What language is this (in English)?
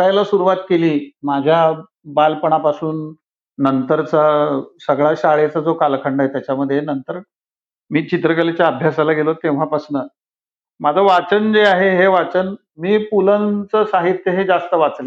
Marathi